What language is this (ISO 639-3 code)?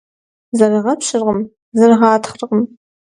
kbd